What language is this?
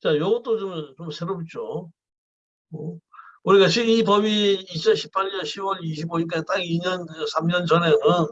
Korean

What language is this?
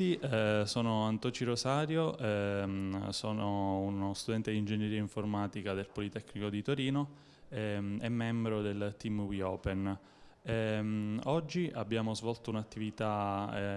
Italian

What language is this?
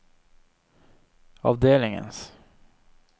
Norwegian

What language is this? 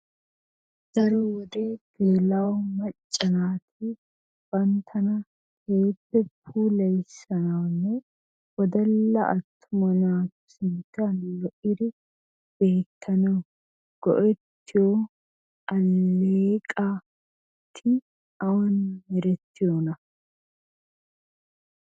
Wolaytta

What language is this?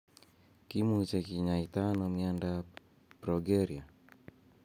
Kalenjin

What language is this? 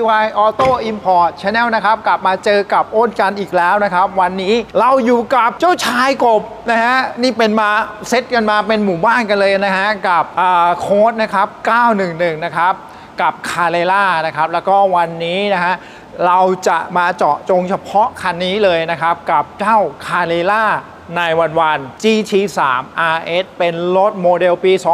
Thai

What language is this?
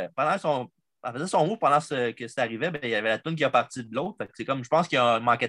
French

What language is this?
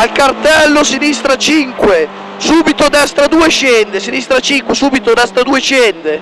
Italian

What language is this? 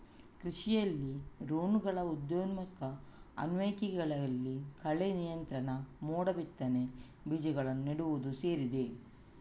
Kannada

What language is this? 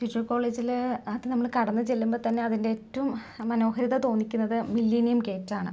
Malayalam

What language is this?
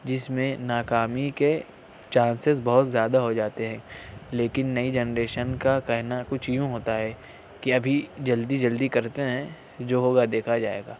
Urdu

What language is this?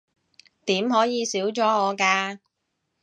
Cantonese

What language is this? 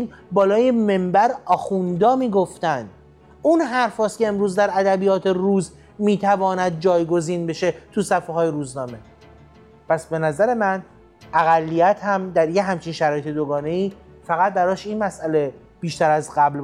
Persian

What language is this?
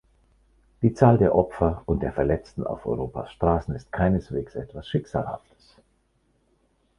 German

